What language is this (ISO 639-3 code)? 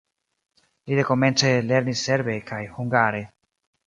epo